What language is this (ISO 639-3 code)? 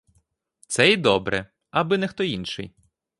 ukr